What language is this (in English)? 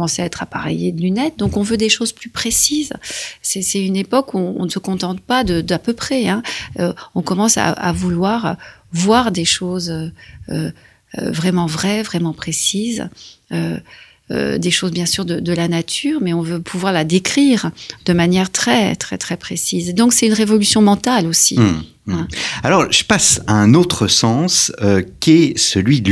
French